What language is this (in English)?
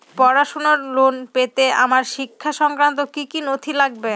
Bangla